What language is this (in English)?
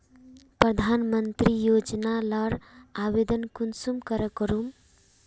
Magahi